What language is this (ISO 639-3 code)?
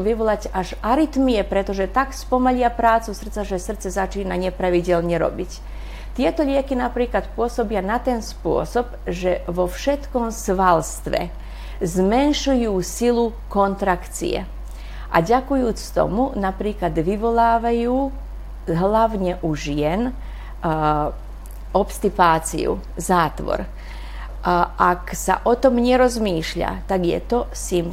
slk